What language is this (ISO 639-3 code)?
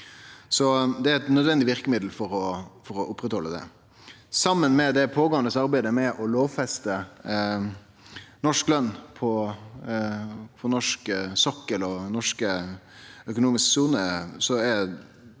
nor